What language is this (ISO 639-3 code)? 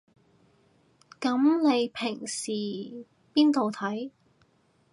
yue